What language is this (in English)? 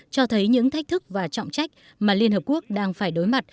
Vietnamese